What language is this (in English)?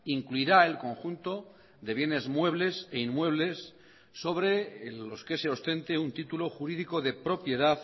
Spanish